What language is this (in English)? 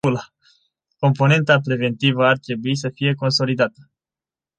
Romanian